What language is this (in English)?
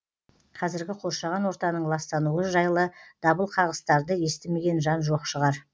Kazakh